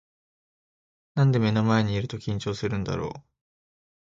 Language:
Japanese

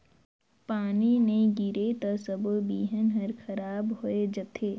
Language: Chhattisgarhi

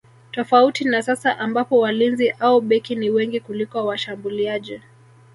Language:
Swahili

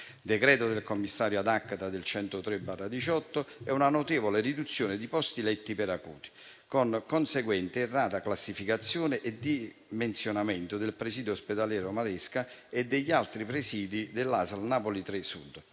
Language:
Italian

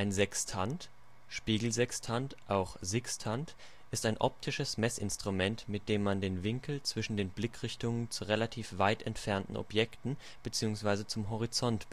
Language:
German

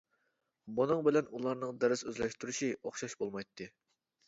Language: Uyghur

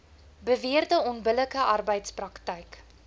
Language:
Afrikaans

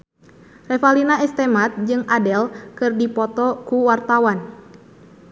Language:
Sundanese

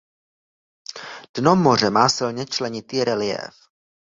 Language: Czech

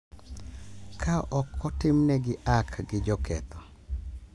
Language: Luo (Kenya and Tanzania)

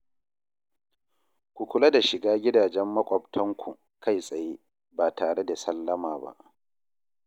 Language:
Hausa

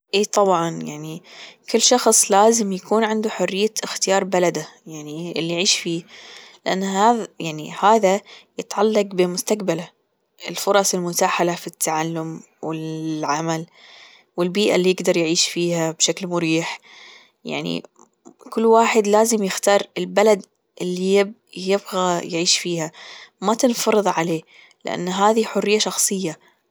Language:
Gulf Arabic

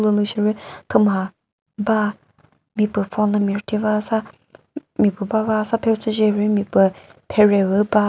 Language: Chokri Naga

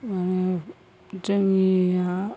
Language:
Bodo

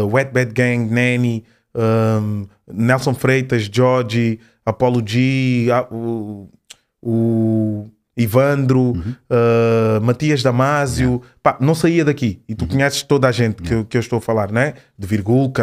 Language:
Portuguese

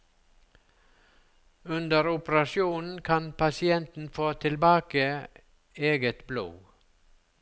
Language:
Norwegian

